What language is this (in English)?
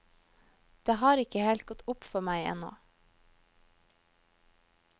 Norwegian